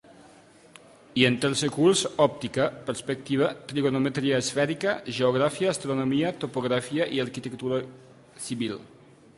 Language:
Catalan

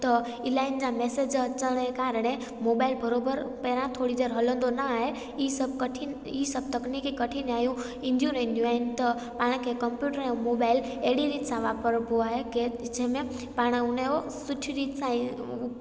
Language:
Sindhi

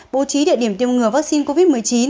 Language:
Vietnamese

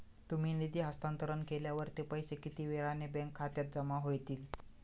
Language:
Marathi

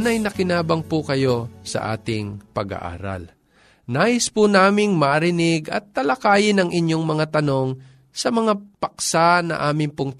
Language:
Filipino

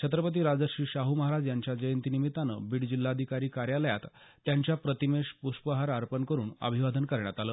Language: Marathi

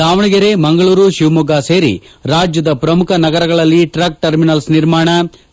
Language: Kannada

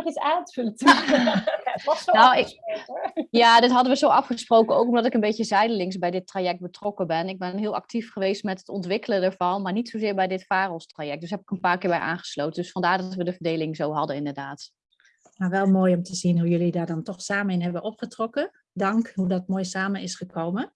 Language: Dutch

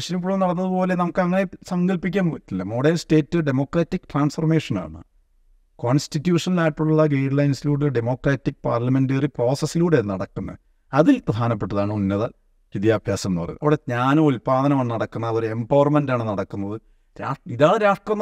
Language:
Malayalam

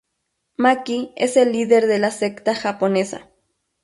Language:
Spanish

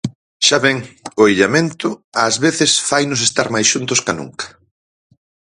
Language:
Galician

